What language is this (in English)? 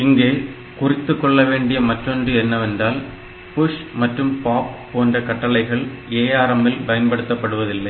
Tamil